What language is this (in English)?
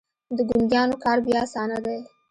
Pashto